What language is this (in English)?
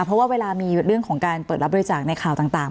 Thai